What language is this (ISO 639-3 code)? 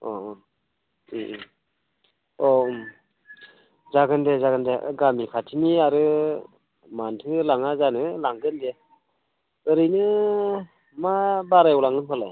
brx